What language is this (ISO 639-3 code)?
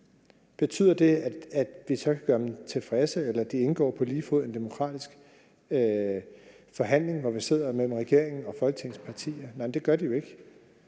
dan